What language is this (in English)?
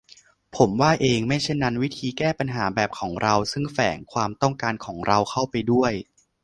Thai